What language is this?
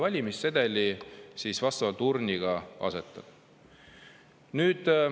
Estonian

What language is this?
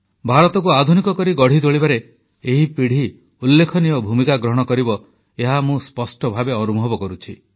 Odia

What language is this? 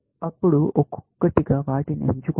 Telugu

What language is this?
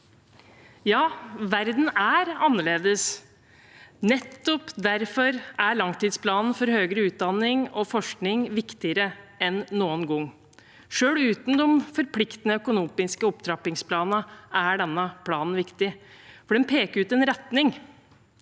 Norwegian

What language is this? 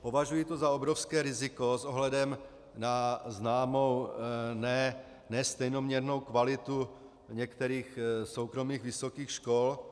Czech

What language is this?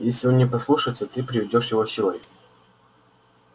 Russian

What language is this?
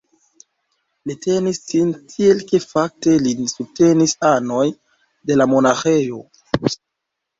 Esperanto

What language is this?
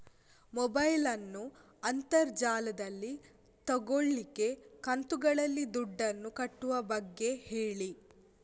Kannada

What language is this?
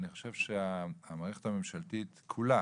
Hebrew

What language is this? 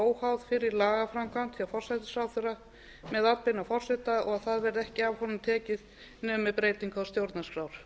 Icelandic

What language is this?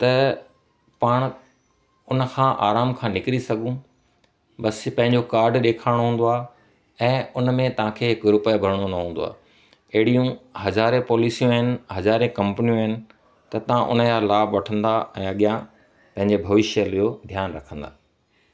Sindhi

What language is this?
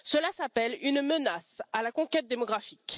French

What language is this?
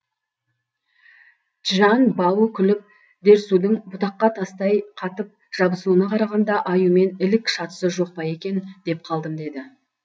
Kazakh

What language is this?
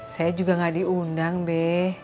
Indonesian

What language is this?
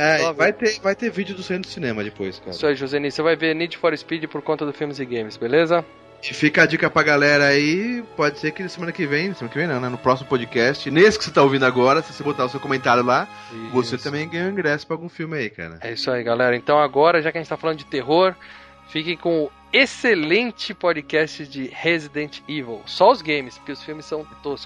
Portuguese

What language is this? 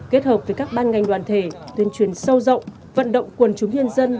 Vietnamese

